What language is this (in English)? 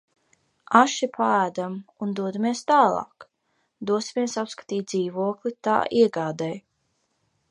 Latvian